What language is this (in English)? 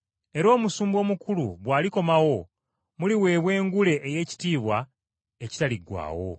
Ganda